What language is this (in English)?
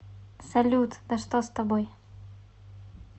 Russian